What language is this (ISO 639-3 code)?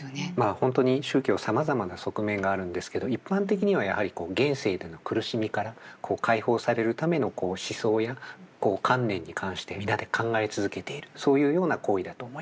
jpn